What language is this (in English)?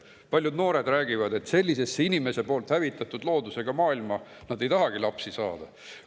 Estonian